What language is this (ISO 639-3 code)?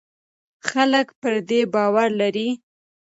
pus